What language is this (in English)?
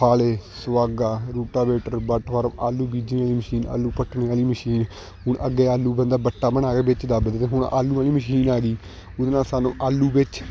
Punjabi